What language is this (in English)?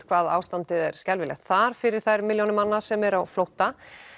Icelandic